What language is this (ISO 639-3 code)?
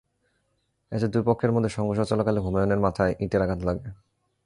ben